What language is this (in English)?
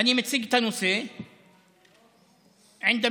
Hebrew